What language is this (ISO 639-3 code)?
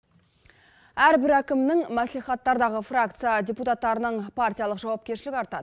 kaz